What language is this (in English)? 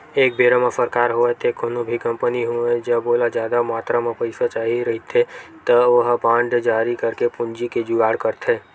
Chhattisgarhi